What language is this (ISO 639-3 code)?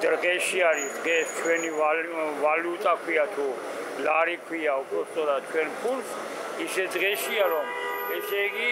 tur